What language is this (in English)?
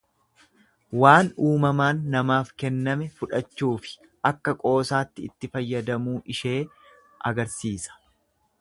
Oromo